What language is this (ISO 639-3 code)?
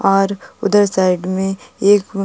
hin